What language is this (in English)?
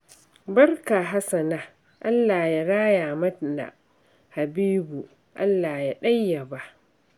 Hausa